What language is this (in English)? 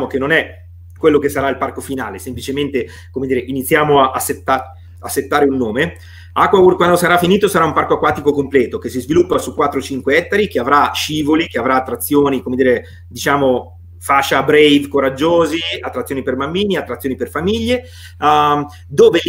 Italian